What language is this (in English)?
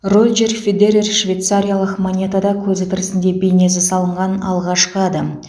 Kazakh